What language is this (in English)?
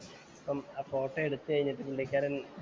Malayalam